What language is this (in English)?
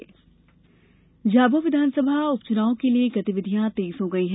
Hindi